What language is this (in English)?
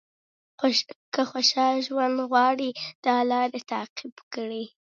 Pashto